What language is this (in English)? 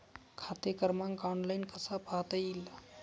Marathi